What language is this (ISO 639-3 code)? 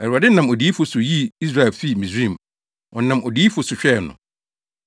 aka